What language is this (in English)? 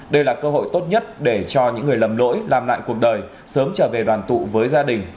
Vietnamese